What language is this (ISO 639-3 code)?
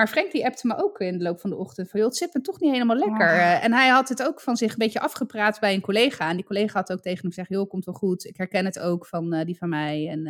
nld